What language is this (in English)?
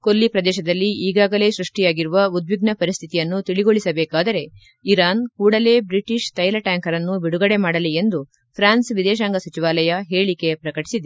Kannada